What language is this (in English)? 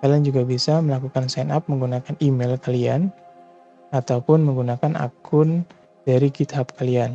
Indonesian